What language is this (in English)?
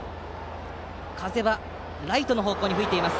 Japanese